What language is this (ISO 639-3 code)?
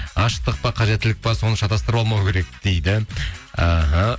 kaz